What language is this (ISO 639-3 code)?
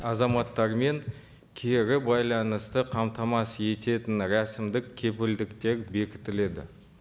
kaz